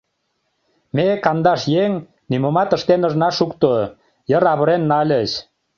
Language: Mari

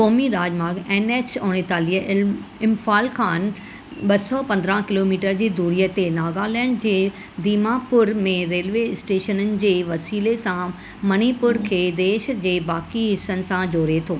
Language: Sindhi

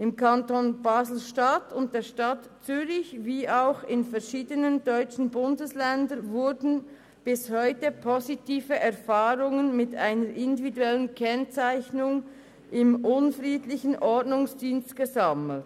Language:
Swiss German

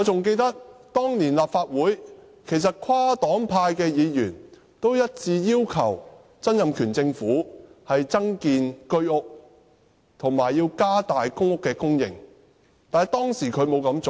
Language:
Cantonese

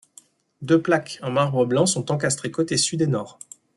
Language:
French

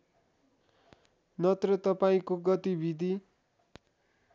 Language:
Nepali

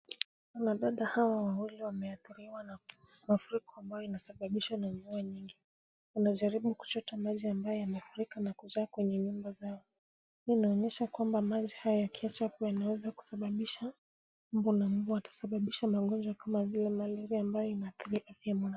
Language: Swahili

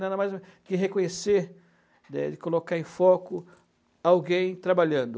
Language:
Portuguese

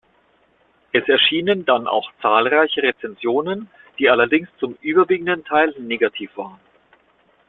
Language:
German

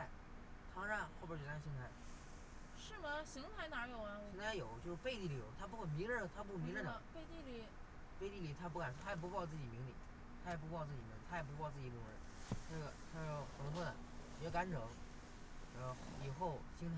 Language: Chinese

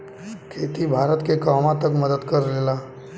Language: Bhojpuri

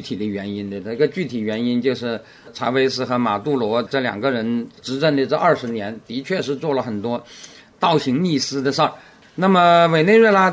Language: Chinese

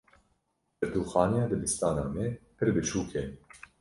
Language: Kurdish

